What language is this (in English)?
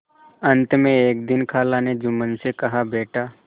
Hindi